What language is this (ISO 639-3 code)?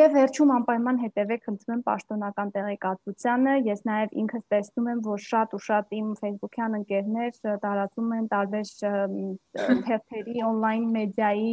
ron